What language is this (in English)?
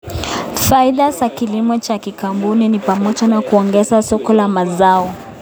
Kalenjin